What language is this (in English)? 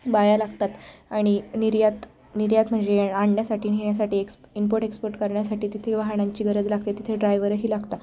Marathi